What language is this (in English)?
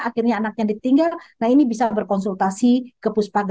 Indonesian